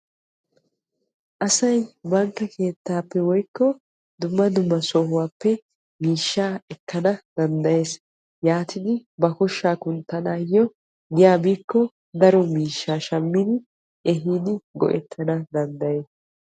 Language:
Wolaytta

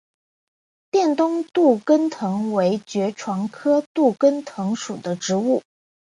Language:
Chinese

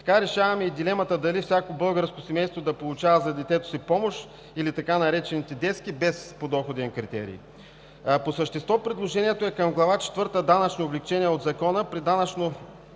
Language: Bulgarian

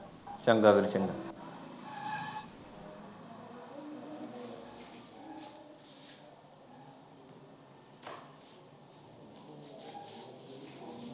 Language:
Punjabi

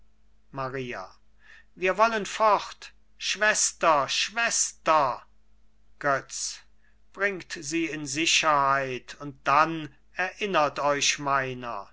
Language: German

